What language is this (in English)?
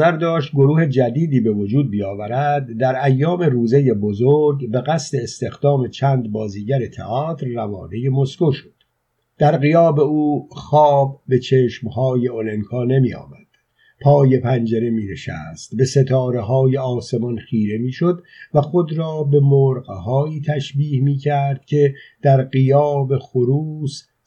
Persian